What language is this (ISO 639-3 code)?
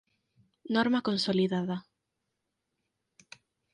glg